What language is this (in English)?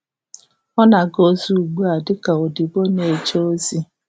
Igbo